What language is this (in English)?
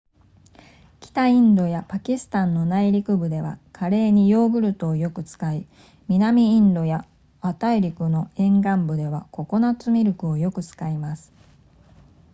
Japanese